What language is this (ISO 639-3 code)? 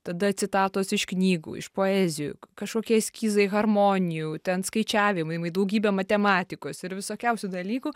lit